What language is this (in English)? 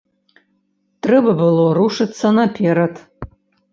Belarusian